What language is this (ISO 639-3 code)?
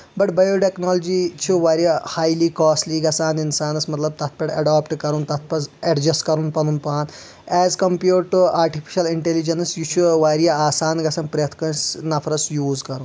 kas